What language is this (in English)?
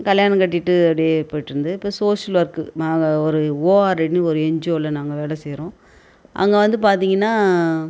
Tamil